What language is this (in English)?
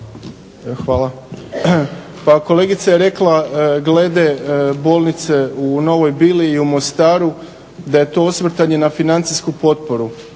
Croatian